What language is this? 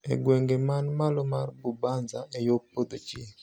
Luo (Kenya and Tanzania)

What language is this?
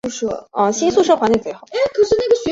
Chinese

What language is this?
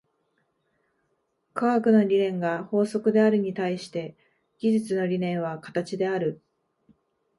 Japanese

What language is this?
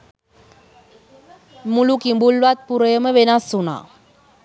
Sinhala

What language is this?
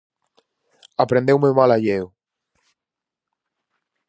Galician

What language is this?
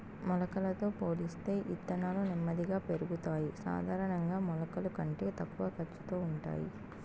Telugu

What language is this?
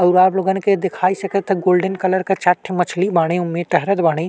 Bhojpuri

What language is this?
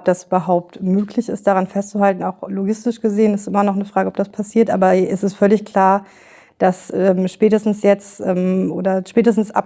German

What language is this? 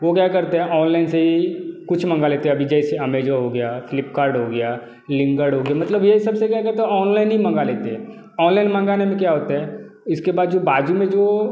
Hindi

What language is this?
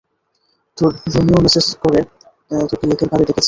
Bangla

